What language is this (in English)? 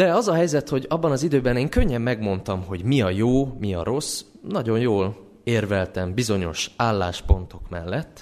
Hungarian